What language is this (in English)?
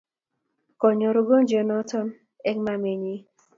Kalenjin